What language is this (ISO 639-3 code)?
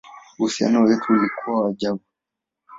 swa